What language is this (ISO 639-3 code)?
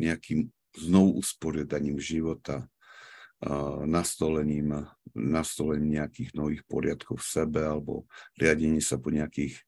slk